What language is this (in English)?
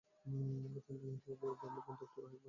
Bangla